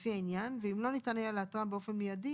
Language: Hebrew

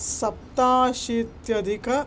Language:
Sanskrit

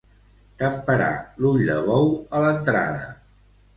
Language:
Catalan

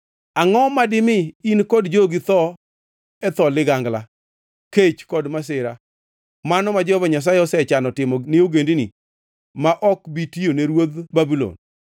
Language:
Luo (Kenya and Tanzania)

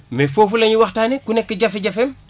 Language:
Wolof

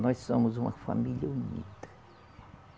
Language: Portuguese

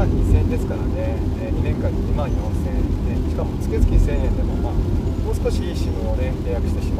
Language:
Japanese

